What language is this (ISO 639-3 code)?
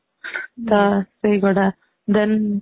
ori